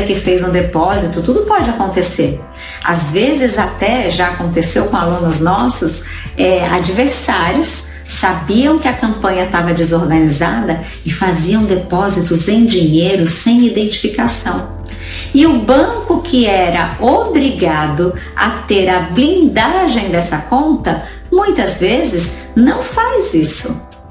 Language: Portuguese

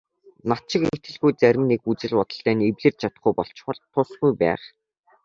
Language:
Mongolian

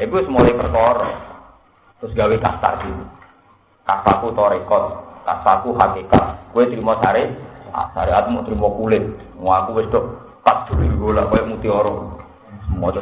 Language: Indonesian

